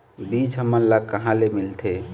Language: Chhattisgarhi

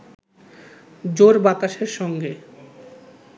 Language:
Bangla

